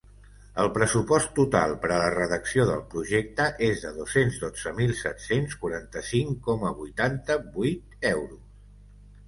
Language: Catalan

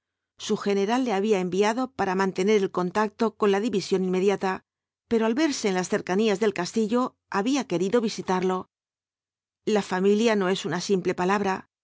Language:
Spanish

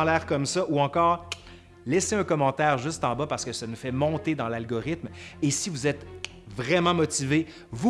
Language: French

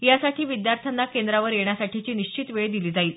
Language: Marathi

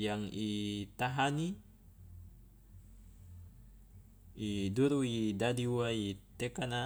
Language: Loloda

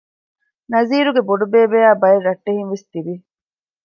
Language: Divehi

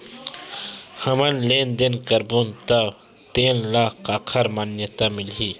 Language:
Chhattisgarhi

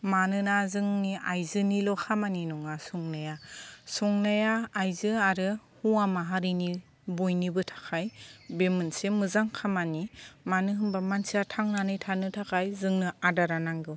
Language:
Bodo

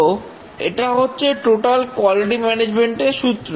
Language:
Bangla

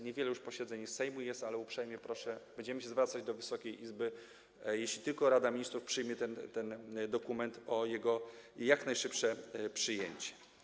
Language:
Polish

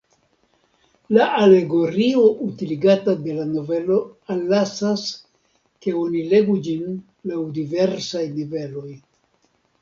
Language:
Esperanto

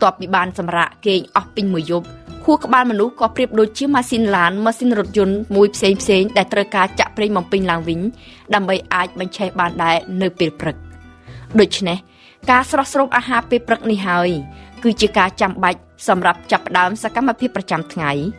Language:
Thai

